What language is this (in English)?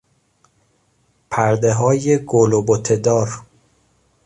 Persian